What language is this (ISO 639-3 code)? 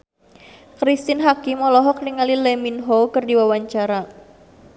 sun